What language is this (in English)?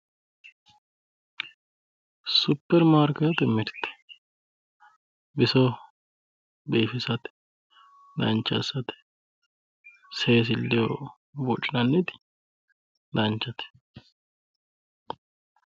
Sidamo